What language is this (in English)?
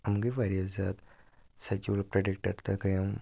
Kashmiri